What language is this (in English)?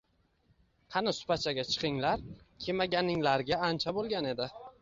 Uzbek